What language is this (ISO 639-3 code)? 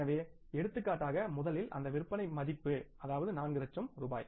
tam